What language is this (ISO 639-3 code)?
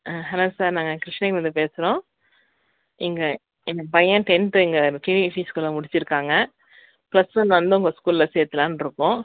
tam